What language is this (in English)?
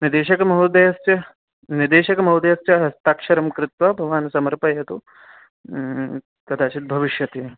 Sanskrit